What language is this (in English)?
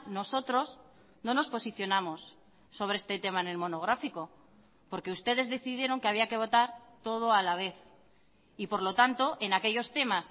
Spanish